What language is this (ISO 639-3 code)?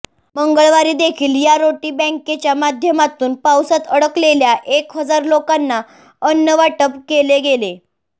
mar